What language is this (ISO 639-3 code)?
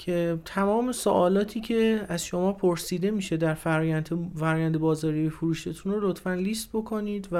fas